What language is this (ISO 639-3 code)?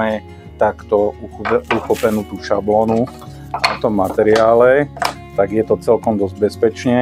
slk